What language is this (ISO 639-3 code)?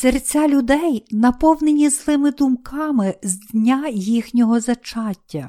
ukr